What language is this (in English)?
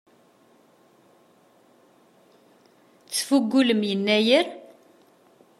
Kabyle